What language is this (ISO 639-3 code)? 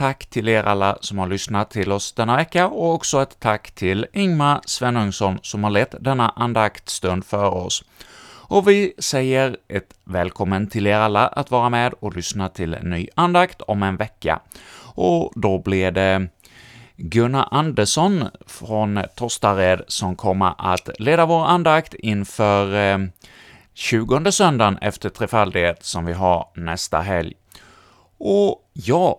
swe